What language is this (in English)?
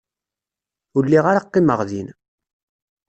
Kabyle